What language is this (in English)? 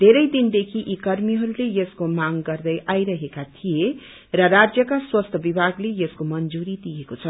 Nepali